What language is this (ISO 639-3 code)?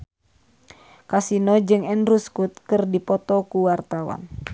sun